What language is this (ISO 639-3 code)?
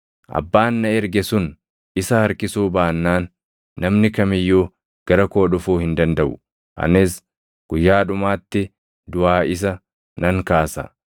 orm